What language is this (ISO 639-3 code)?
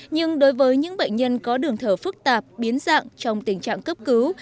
vie